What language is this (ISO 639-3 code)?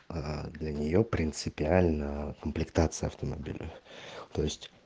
rus